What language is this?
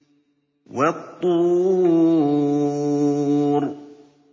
Arabic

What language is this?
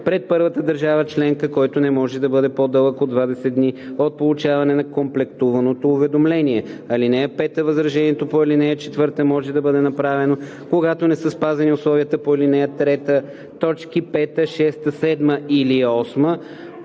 Bulgarian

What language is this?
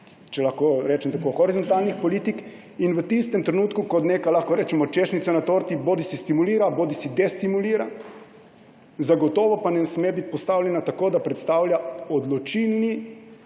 Slovenian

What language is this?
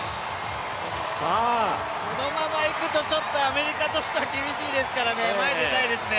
Japanese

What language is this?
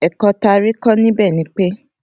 Yoruba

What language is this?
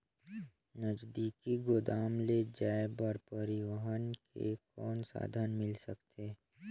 Chhattisgarhi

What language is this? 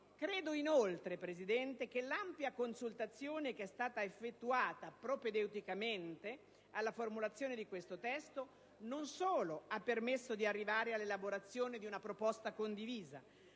Italian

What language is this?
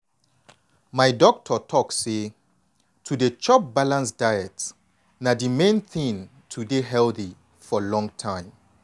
Nigerian Pidgin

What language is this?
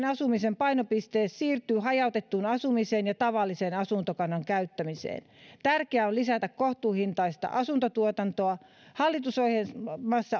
Finnish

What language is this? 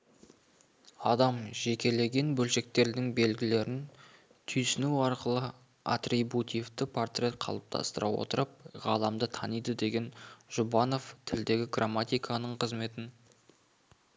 Kazakh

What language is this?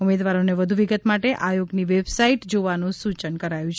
Gujarati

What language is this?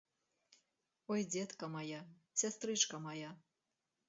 Belarusian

